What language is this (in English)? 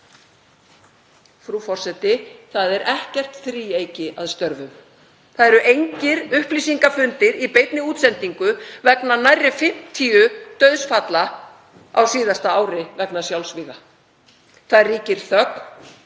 Icelandic